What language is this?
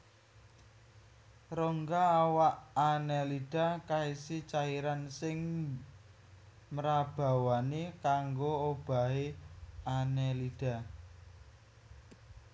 Javanese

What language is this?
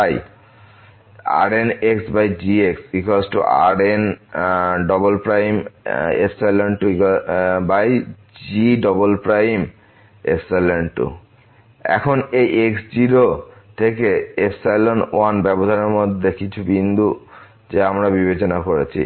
Bangla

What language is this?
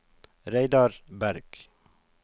Norwegian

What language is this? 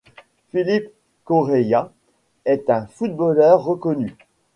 French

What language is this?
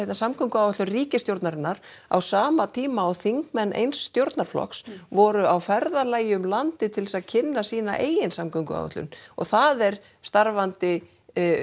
Icelandic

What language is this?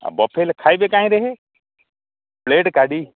Odia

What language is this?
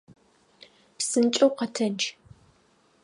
Adyghe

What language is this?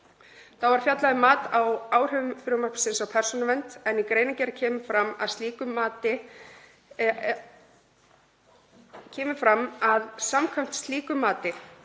Icelandic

